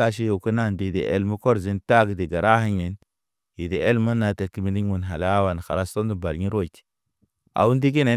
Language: Naba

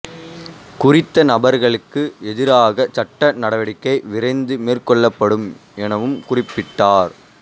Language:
Tamil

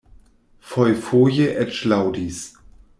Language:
Esperanto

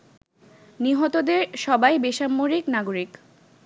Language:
Bangla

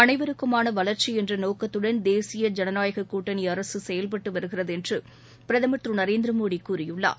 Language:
Tamil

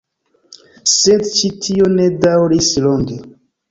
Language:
Esperanto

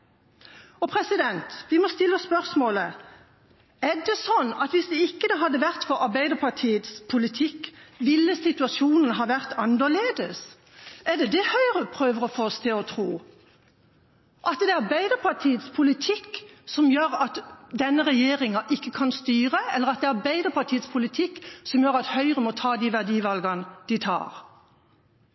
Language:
Norwegian Bokmål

